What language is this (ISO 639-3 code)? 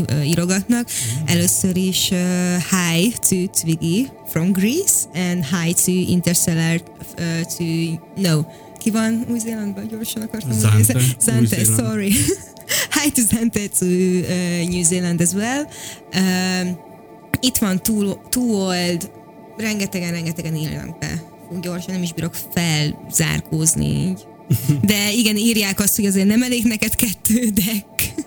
hun